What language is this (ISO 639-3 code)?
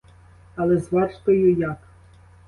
ukr